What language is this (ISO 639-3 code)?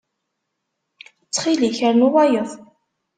kab